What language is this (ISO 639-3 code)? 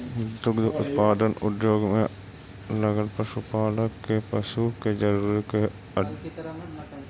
mag